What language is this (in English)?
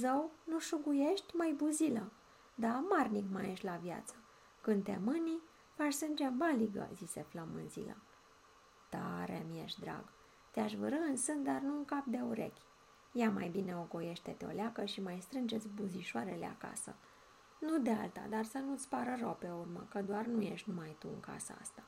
Romanian